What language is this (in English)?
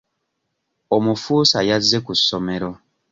Ganda